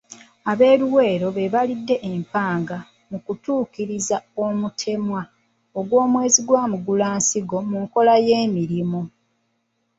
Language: Ganda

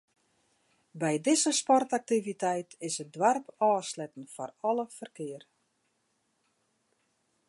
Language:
Western Frisian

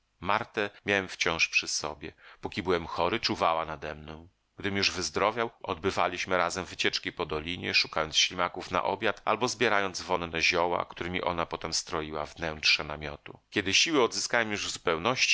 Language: Polish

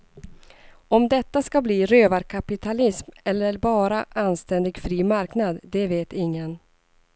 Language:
Swedish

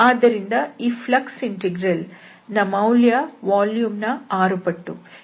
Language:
Kannada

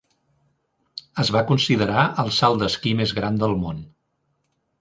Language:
Catalan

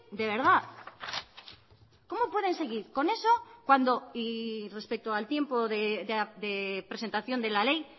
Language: Spanish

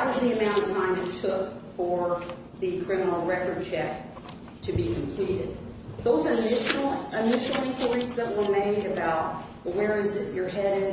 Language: English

